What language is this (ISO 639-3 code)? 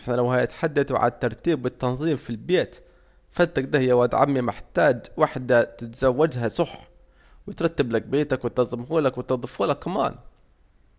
aec